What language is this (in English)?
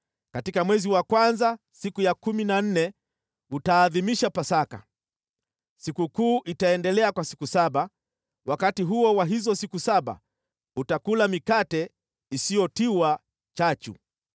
Swahili